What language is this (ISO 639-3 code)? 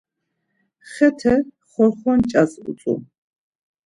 lzz